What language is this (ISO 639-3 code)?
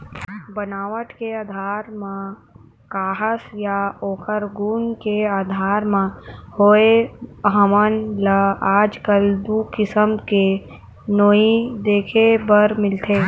hne